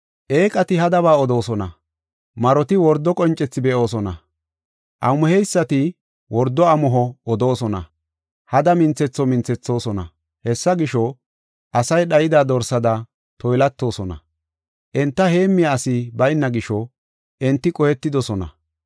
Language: Gofa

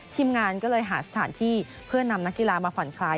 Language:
Thai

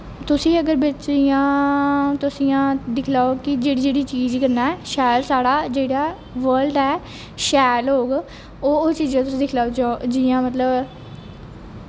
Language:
Dogri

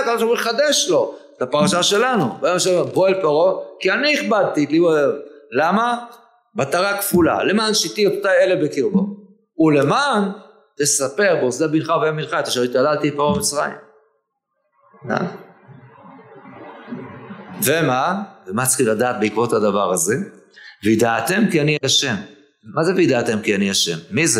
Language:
Hebrew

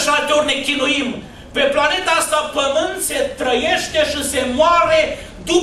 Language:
Romanian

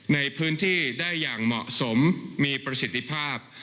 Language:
Thai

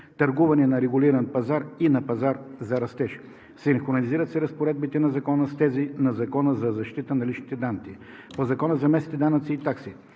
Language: Bulgarian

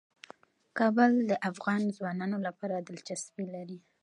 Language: Pashto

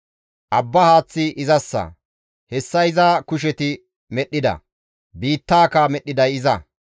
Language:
Gamo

